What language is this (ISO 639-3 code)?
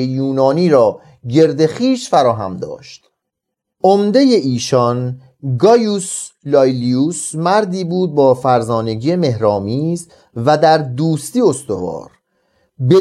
fas